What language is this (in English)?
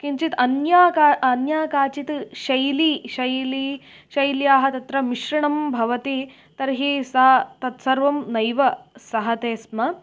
Sanskrit